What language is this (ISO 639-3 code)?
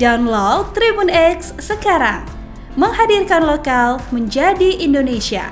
ind